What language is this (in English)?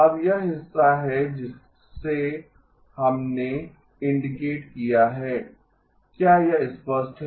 Hindi